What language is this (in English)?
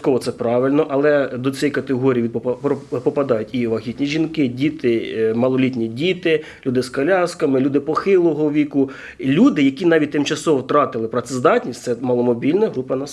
Ukrainian